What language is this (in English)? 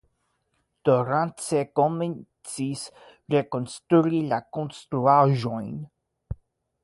Esperanto